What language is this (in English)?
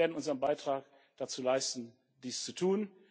German